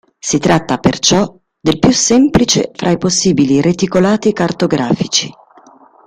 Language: Italian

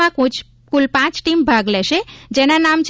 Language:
Gujarati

